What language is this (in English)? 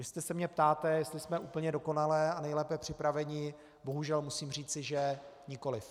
Czech